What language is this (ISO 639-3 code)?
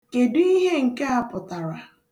ibo